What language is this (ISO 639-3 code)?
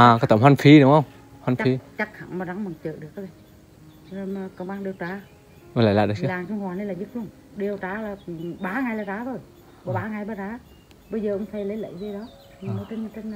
vie